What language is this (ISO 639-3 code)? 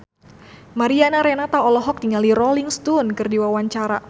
sun